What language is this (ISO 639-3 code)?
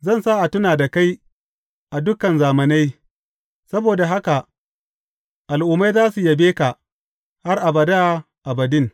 hau